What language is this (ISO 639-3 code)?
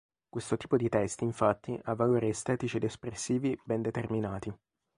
ita